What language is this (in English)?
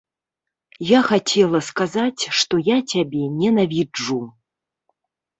Belarusian